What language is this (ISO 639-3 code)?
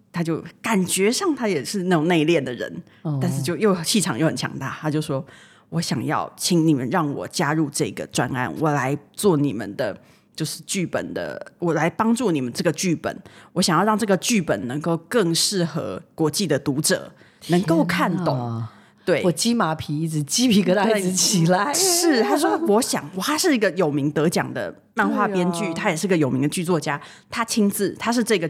zho